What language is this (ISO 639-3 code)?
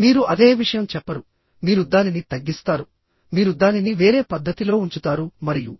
tel